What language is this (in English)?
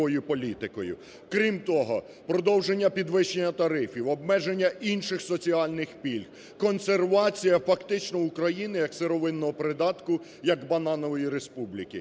Ukrainian